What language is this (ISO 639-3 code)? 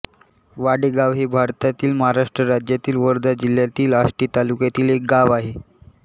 mar